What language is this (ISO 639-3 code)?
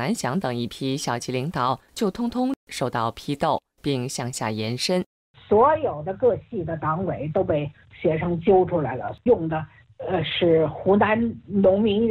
zho